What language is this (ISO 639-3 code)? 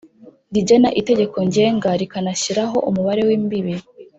kin